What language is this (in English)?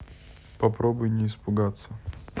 Russian